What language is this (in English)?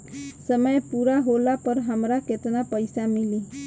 Bhojpuri